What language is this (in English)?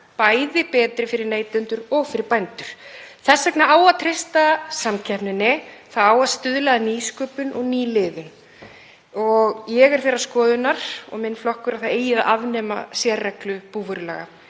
Icelandic